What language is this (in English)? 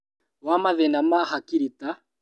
Kikuyu